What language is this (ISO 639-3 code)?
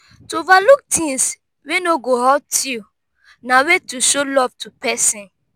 pcm